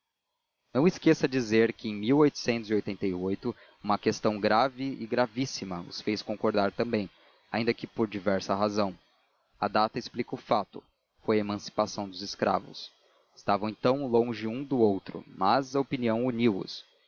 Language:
Portuguese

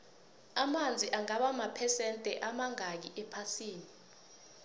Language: South Ndebele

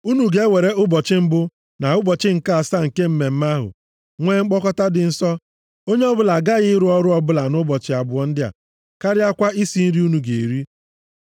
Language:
Igbo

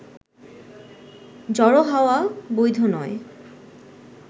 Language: Bangla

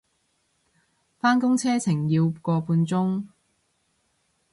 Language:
Cantonese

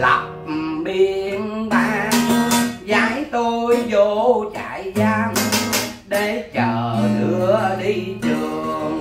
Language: Vietnamese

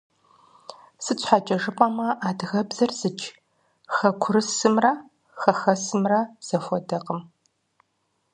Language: Kabardian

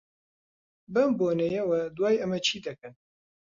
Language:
Central Kurdish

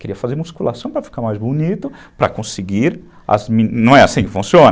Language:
Portuguese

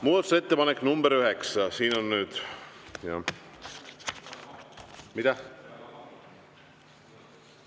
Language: Estonian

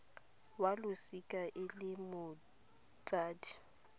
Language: Tswana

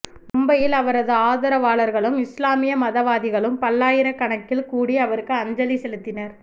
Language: Tamil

